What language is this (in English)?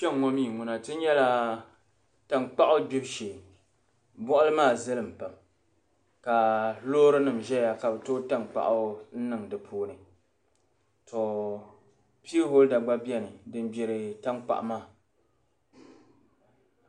Dagbani